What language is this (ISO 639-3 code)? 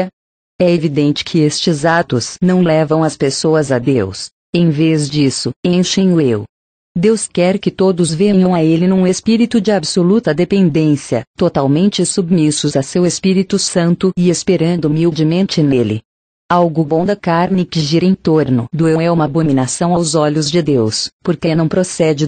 por